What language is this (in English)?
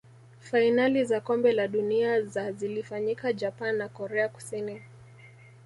Swahili